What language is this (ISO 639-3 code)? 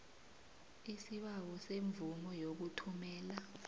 nbl